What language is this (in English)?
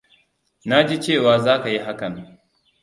Hausa